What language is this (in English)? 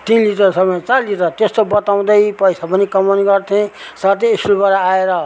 Nepali